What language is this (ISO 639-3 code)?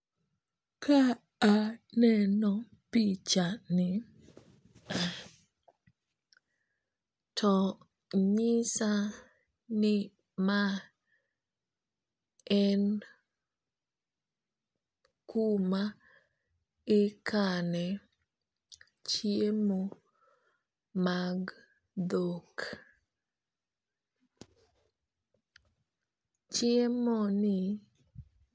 luo